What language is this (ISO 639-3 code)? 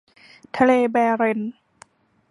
tha